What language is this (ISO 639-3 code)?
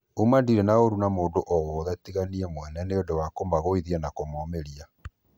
kik